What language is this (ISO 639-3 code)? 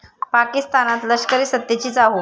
mar